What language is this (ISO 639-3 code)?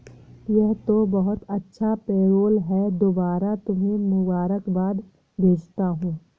hin